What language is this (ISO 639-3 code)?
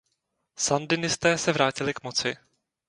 ces